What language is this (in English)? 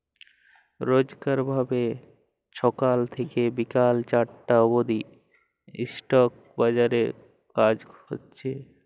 Bangla